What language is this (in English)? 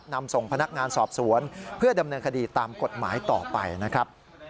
Thai